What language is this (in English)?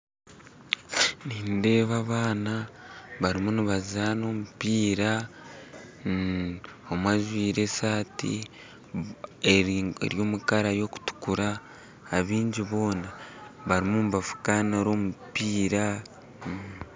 Nyankole